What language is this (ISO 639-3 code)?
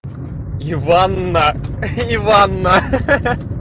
rus